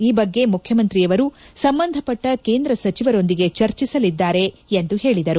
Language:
Kannada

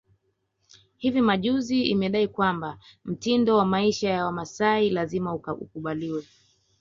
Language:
Swahili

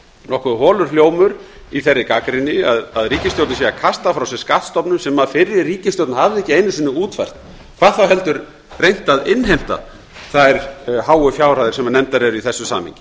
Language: Icelandic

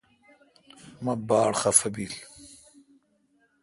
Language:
Kalkoti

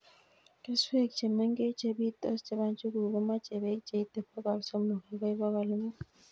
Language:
Kalenjin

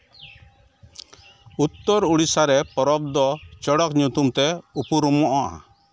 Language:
Santali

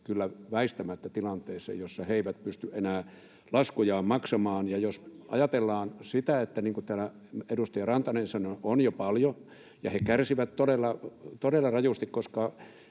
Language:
Finnish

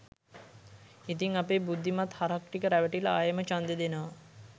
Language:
Sinhala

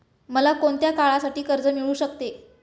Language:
Marathi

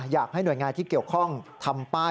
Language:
Thai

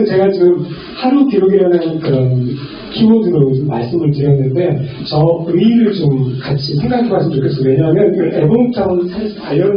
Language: Korean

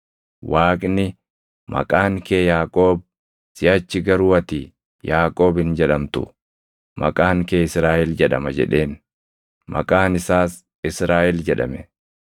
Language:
Oromo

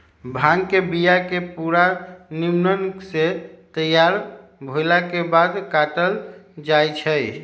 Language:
Magahi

